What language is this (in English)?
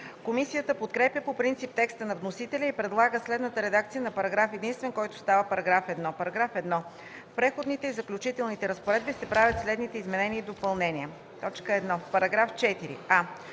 Bulgarian